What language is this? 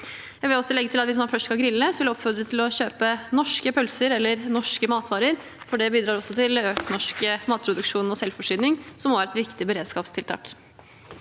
Norwegian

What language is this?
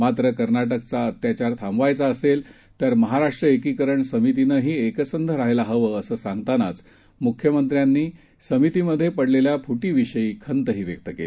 Marathi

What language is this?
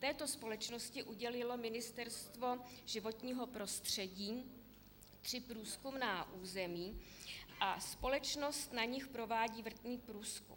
Czech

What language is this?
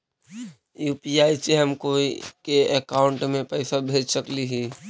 Magahi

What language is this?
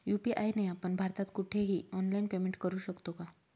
Marathi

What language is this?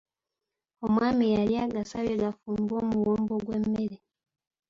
Ganda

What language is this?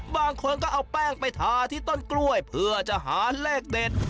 Thai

